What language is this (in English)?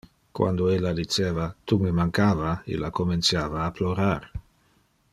Interlingua